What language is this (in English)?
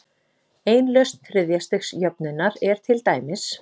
Icelandic